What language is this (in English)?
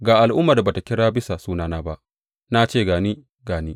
Hausa